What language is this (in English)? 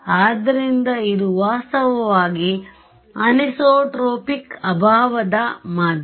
Kannada